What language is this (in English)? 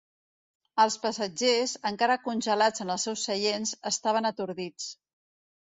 Catalan